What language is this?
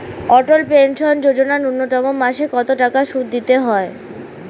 Bangla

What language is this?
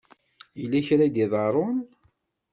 Kabyle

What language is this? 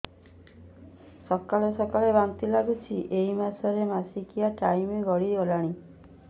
Odia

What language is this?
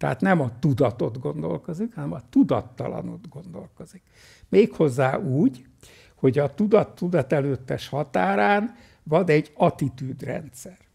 Hungarian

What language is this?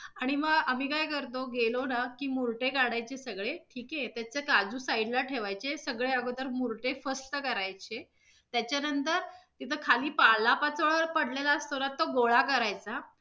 Marathi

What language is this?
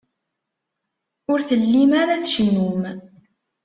Kabyle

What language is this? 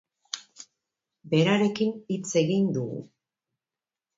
Basque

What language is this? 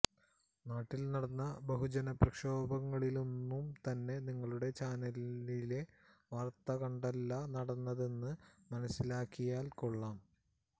Malayalam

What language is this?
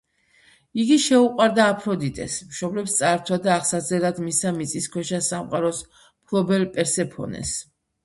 Georgian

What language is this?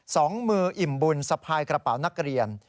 Thai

